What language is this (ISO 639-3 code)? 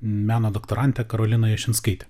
lit